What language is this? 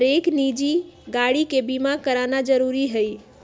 Magahi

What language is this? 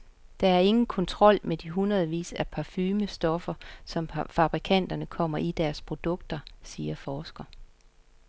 Danish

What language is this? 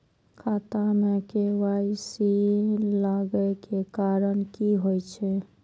Maithili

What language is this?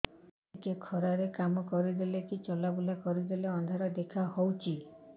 Odia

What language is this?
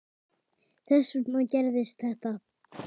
Icelandic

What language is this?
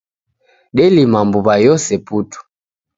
Taita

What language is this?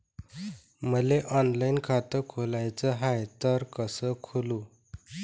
Marathi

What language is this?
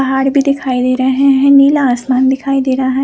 Hindi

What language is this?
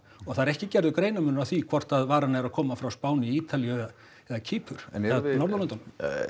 Icelandic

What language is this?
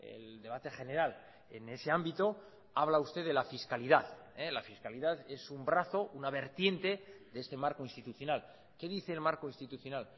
Spanish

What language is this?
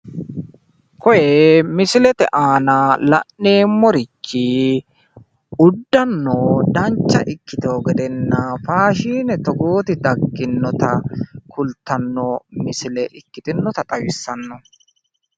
Sidamo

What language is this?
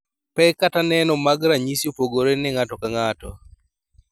Luo (Kenya and Tanzania)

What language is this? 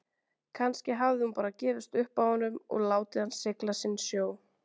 Icelandic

